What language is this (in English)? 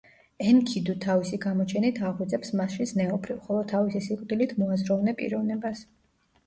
Georgian